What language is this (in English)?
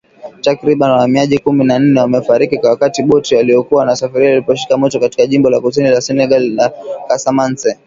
Swahili